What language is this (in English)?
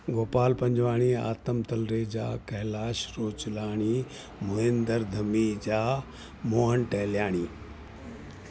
Sindhi